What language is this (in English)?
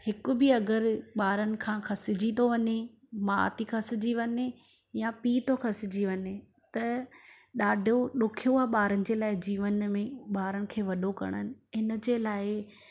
Sindhi